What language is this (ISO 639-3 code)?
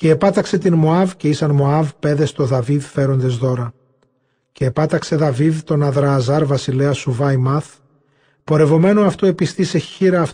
ell